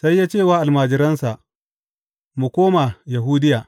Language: Hausa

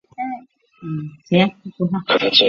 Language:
Chinese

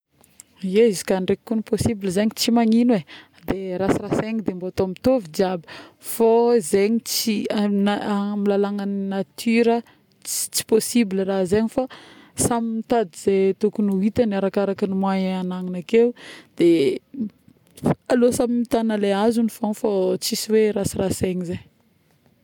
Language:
Northern Betsimisaraka Malagasy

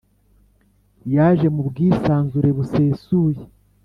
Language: Kinyarwanda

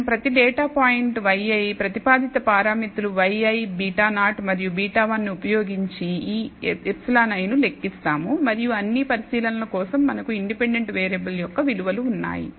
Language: Telugu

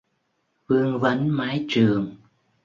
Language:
Vietnamese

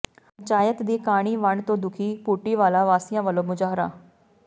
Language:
Punjabi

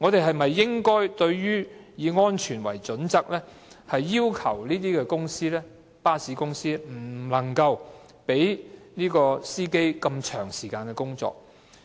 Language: Cantonese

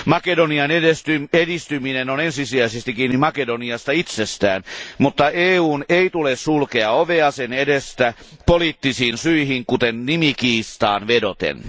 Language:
Finnish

